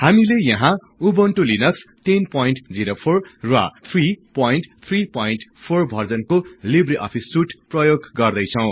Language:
Nepali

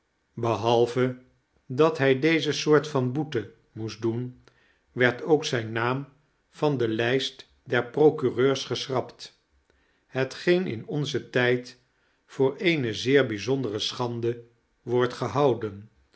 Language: Dutch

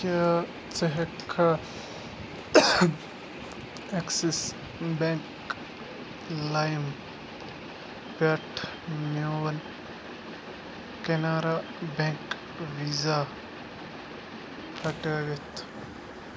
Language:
Kashmiri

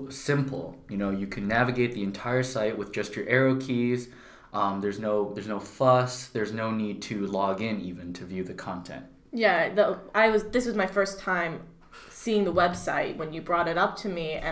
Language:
English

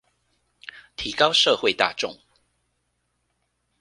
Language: Chinese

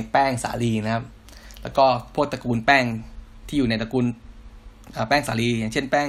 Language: Thai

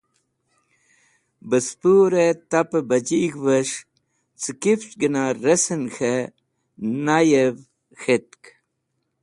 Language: Wakhi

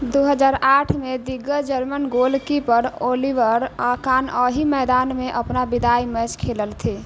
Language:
Maithili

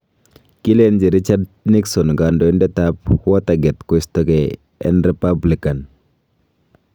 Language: Kalenjin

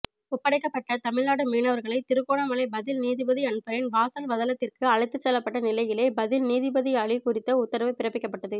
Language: Tamil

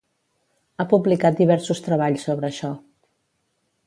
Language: Catalan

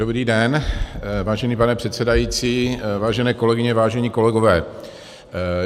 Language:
Czech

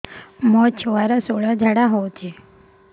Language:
Odia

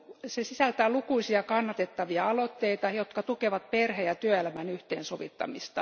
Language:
Finnish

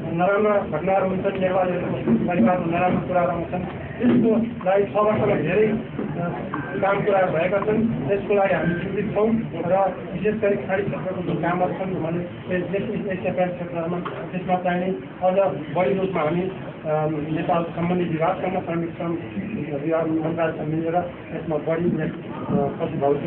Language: Indonesian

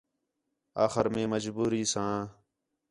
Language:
Khetrani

